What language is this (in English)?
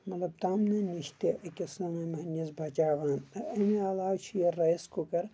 Kashmiri